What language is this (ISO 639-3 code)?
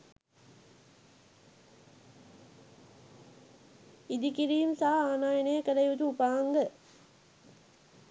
sin